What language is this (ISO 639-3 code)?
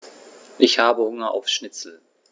deu